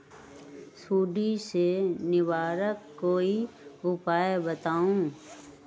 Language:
Magahi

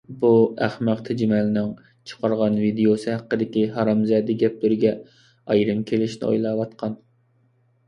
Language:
Uyghur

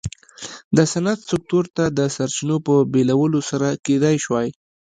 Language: Pashto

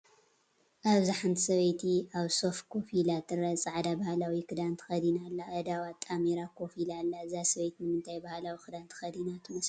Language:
Tigrinya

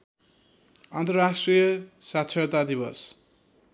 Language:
Nepali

